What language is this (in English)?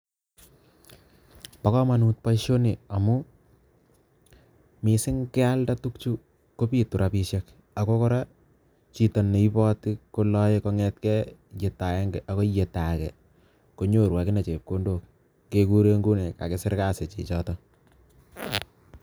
Kalenjin